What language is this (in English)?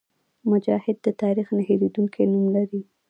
Pashto